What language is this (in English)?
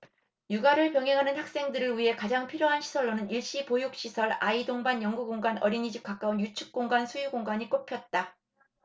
Korean